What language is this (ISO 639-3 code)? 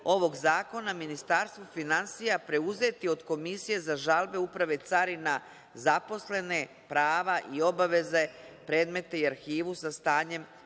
srp